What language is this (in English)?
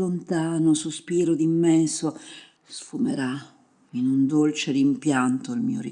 Italian